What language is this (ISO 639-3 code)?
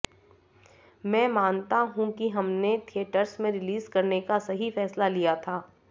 hin